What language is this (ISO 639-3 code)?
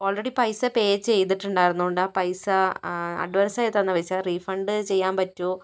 mal